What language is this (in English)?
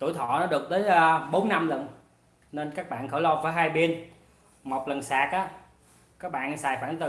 Vietnamese